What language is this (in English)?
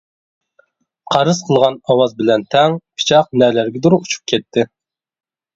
Uyghur